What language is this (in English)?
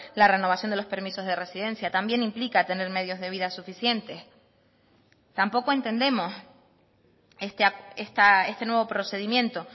Spanish